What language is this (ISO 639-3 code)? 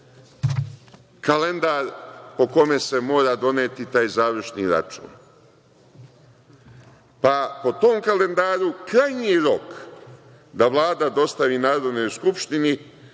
srp